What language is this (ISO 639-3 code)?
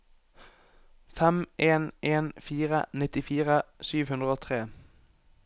nor